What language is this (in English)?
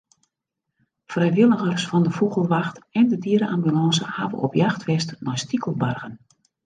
Western Frisian